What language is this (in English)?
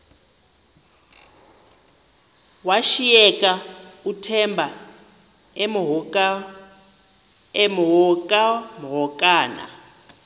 Xhosa